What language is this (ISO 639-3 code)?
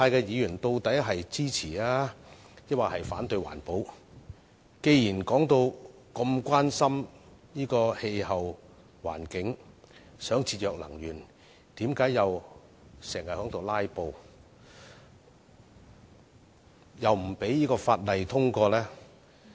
yue